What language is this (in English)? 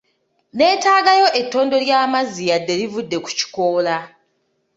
Ganda